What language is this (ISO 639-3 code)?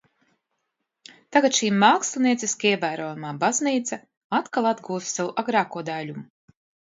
lav